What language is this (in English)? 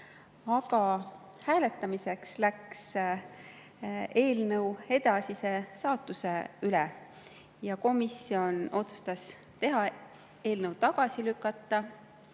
Estonian